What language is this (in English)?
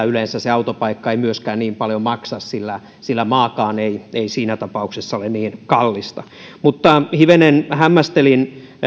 Finnish